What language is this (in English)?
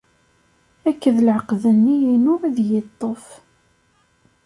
Kabyle